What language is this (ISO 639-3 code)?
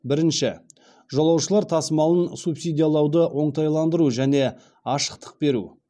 kaz